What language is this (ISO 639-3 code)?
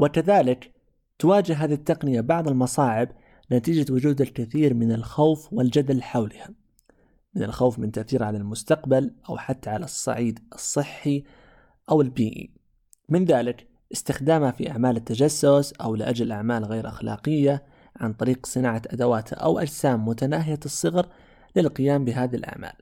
ara